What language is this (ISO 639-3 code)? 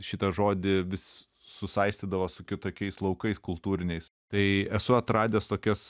lit